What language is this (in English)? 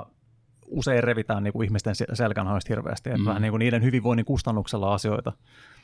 Finnish